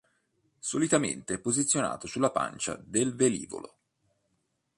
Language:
Italian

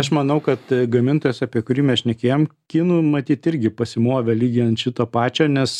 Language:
Lithuanian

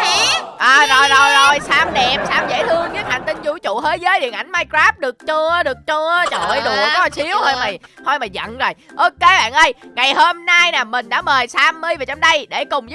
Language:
Vietnamese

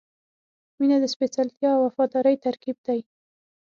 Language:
Pashto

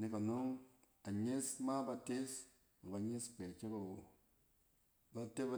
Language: Cen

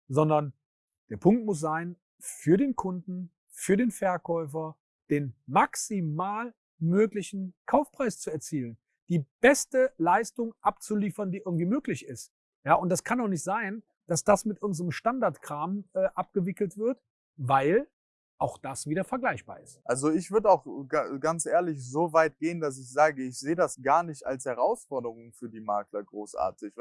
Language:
German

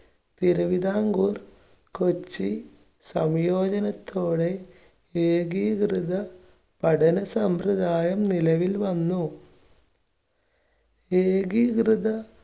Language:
Malayalam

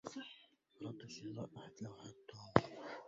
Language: Arabic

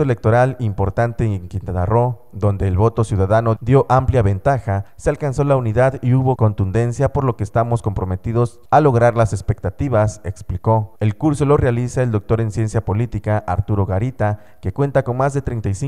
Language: Spanish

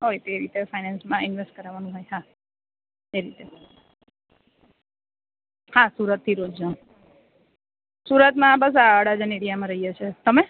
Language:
Gujarati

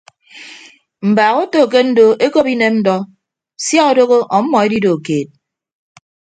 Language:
Ibibio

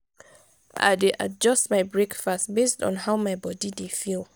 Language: Nigerian Pidgin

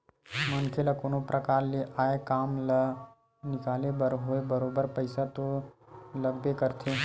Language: Chhattisgarhi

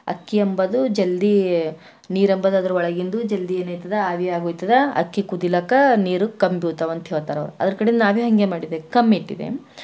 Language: Kannada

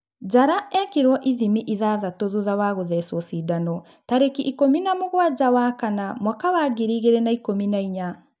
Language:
Kikuyu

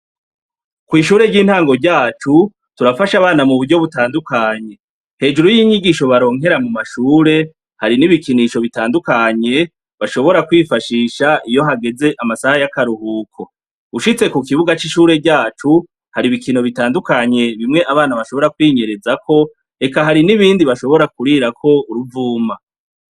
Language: Rundi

